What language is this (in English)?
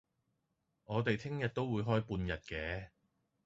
Cantonese